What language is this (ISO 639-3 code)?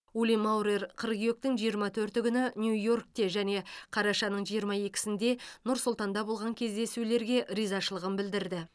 kaz